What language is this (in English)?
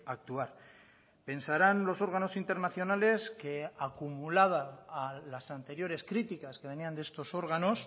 Spanish